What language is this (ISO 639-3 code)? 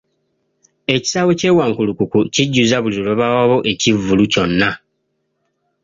lug